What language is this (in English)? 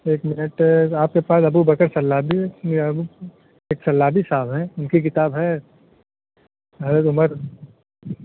Urdu